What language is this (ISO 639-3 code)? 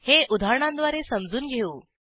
mar